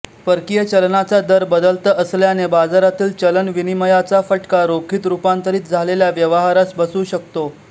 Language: Marathi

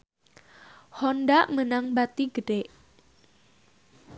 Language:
Sundanese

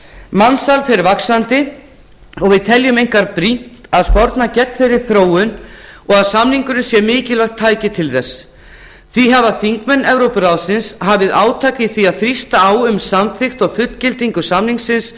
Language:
Icelandic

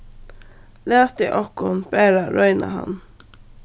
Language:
Faroese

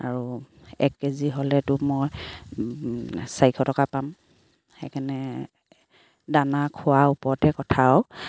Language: Assamese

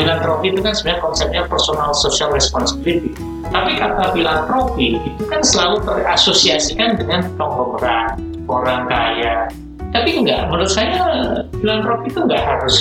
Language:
Indonesian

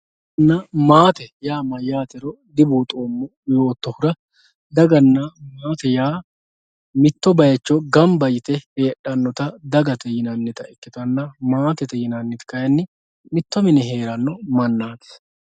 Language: Sidamo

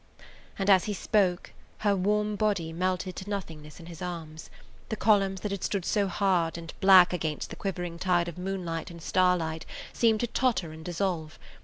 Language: English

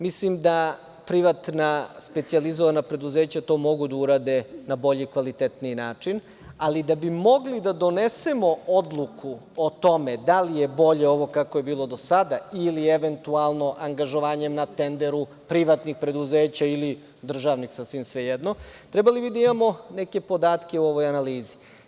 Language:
Serbian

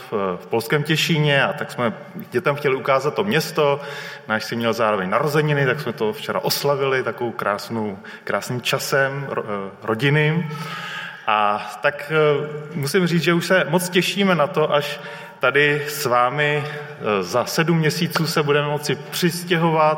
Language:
Czech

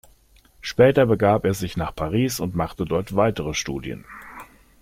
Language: German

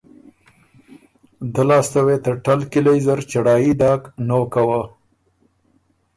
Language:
Ormuri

